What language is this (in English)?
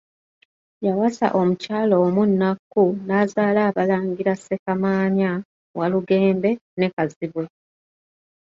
Ganda